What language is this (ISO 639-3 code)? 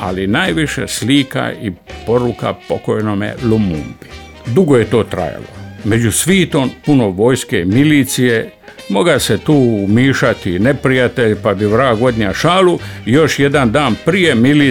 hrv